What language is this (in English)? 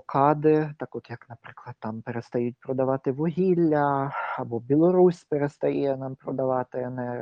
Ukrainian